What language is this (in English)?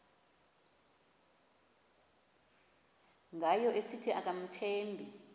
Xhosa